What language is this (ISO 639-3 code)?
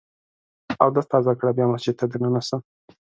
pus